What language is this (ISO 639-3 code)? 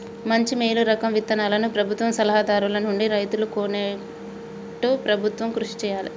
tel